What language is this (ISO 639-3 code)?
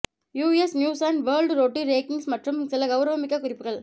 tam